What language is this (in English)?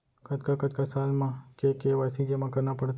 Chhattisgarhi